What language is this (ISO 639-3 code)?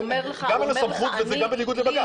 heb